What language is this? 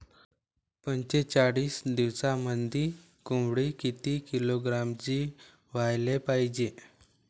Marathi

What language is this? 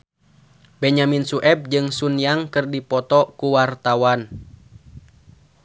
Sundanese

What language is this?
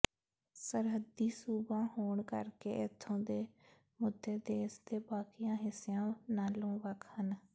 Punjabi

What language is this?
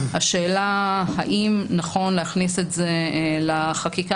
Hebrew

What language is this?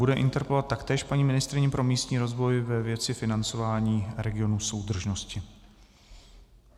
Czech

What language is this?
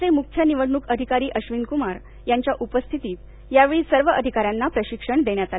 Marathi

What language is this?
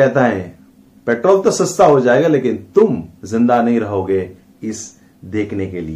Hindi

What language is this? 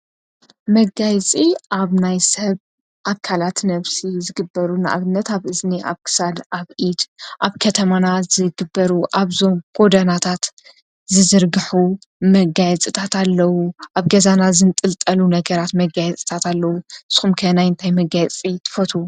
Tigrinya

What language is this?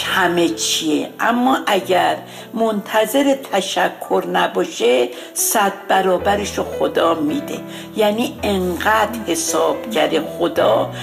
Persian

